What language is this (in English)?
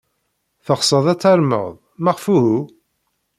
Kabyle